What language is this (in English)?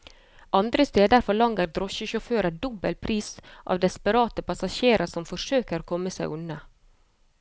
Norwegian